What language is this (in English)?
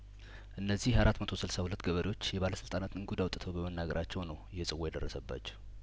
Amharic